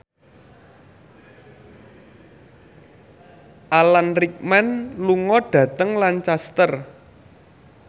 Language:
Javanese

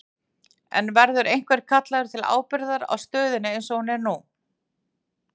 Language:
Icelandic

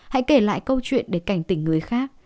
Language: Vietnamese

